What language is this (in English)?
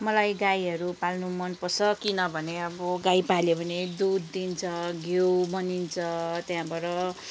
Nepali